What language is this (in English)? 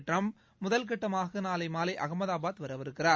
Tamil